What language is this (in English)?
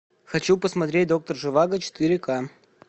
Russian